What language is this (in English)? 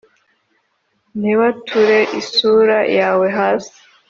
Kinyarwanda